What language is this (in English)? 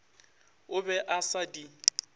Northern Sotho